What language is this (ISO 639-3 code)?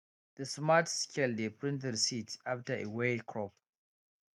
pcm